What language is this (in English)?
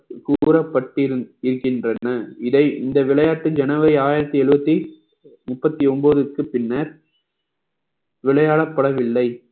Tamil